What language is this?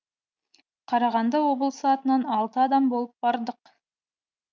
Kazakh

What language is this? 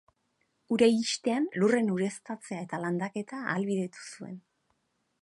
Basque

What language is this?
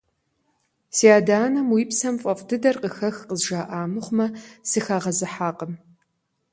Kabardian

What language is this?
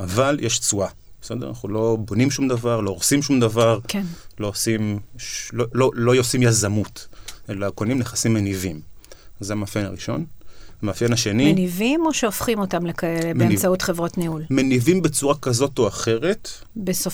Hebrew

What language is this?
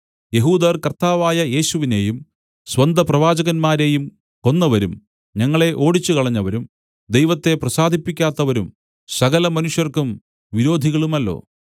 Malayalam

